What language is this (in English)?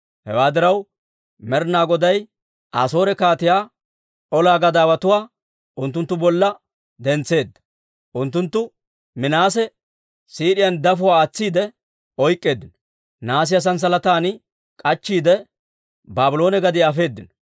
Dawro